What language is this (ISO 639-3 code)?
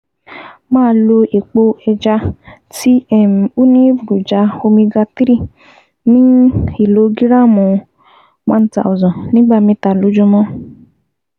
yor